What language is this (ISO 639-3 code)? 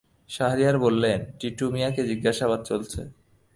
ben